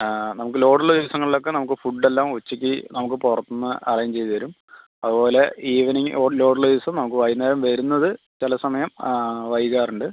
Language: Malayalam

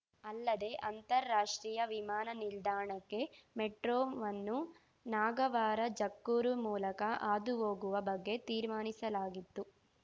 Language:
Kannada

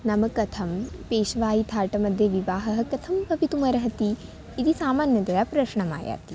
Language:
Sanskrit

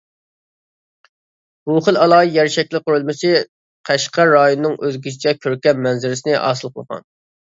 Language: Uyghur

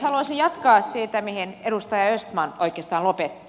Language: Finnish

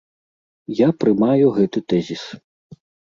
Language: Belarusian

